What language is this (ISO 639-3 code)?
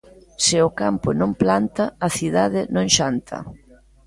glg